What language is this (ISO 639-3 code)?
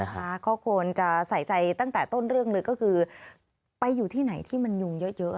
tha